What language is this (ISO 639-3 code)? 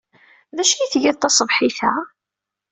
kab